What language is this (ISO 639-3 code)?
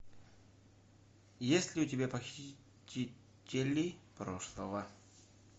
rus